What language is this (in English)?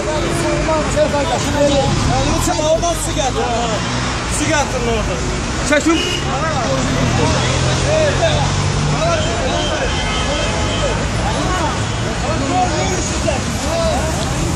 Turkish